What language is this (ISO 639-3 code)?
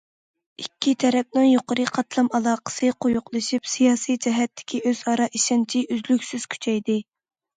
uig